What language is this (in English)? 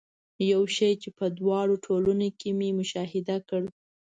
Pashto